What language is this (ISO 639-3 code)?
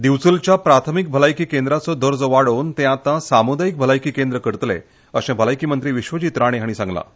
kok